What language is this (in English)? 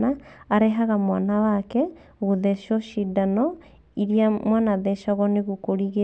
Kikuyu